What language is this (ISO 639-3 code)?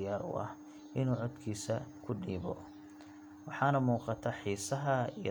som